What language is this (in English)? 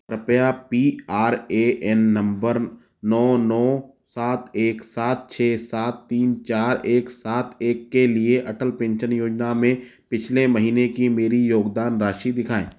Hindi